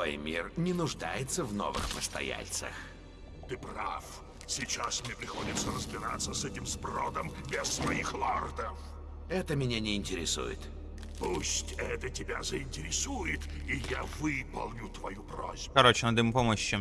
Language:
Russian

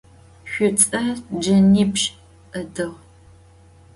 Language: Adyghe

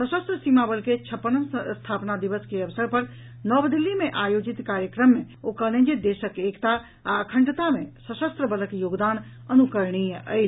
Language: Maithili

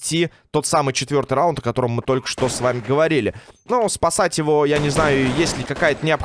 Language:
Russian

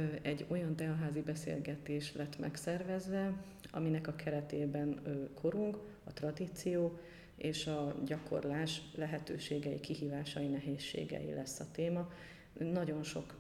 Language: Hungarian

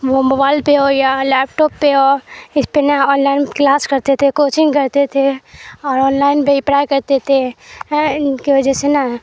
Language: Urdu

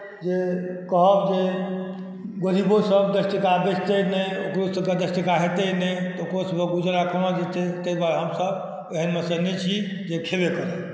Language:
Maithili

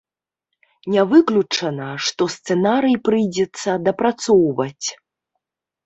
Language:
Belarusian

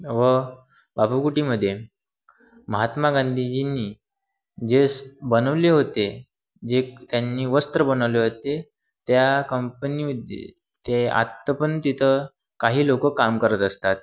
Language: Marathi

